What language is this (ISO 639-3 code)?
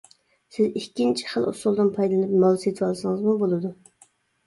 uig